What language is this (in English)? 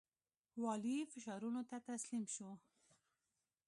Pashto